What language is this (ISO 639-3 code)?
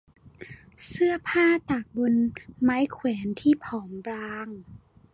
tha